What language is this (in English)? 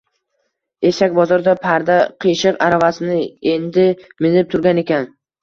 Uzbek